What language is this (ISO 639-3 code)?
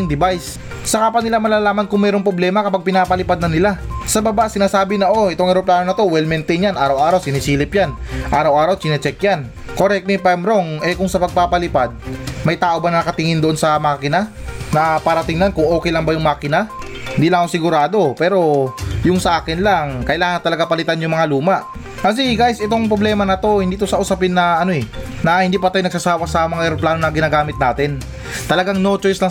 fil